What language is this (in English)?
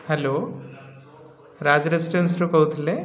Odia